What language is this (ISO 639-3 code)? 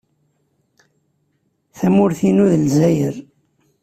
kab